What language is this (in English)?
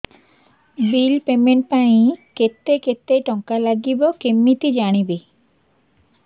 Odia